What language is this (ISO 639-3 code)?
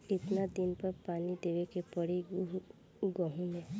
bho